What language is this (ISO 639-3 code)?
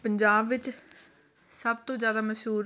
pan